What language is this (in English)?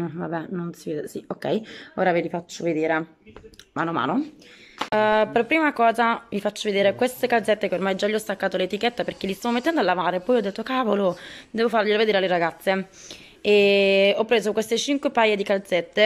Italian